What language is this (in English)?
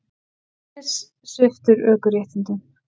Icelandic